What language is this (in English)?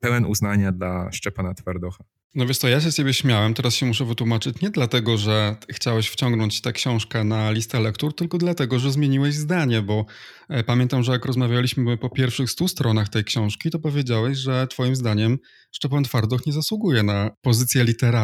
Polish